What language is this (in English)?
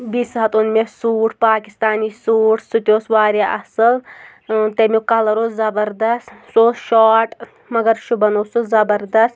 Kashmiri